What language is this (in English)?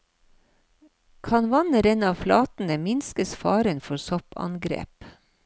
Norwegian